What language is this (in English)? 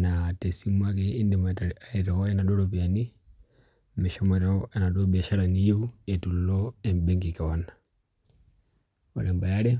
Masai